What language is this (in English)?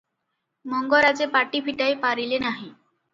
Odia